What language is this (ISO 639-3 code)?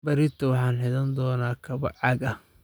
som